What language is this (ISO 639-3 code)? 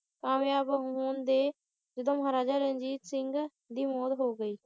pan